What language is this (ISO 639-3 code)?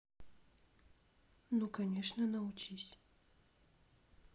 rus